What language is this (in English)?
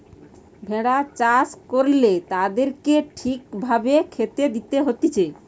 Bangla